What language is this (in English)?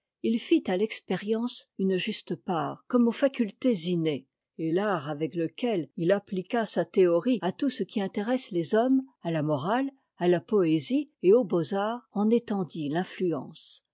French